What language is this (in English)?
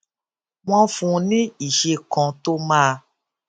Yoruba